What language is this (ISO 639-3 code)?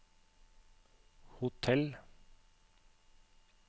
nor